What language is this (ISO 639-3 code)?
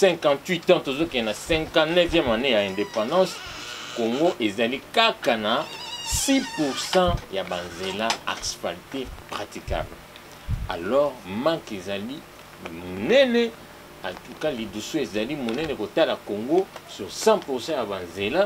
fra